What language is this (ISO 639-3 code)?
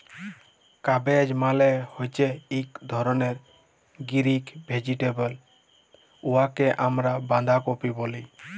ben